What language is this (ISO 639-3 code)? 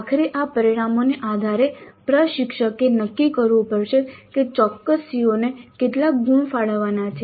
guj